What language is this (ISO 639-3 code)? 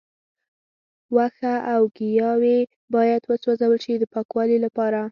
pus